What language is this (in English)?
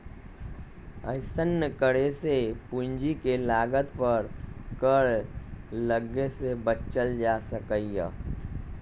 Magahi